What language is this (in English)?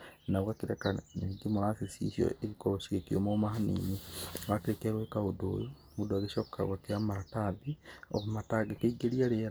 Kikuyu